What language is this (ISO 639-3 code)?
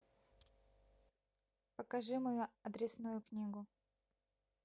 rus